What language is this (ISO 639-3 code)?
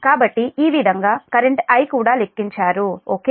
tel